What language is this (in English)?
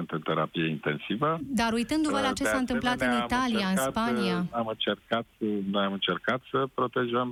Romanian